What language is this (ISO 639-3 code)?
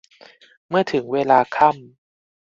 tha